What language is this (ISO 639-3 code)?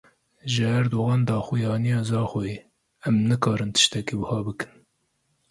kur